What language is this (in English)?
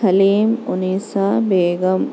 Urdu